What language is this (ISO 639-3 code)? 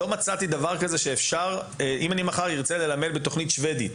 heb